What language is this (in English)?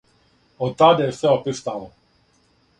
Serbian